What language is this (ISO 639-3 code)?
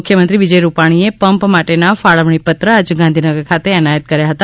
guj